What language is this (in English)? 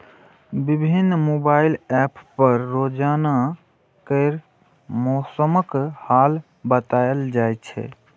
Maithili